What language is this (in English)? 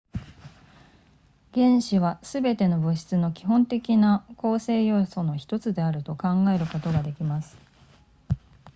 Japanese